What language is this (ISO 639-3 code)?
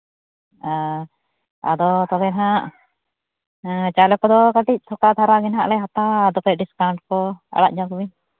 sat